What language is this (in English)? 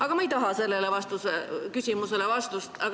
Estonian